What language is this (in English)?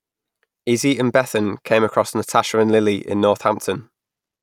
English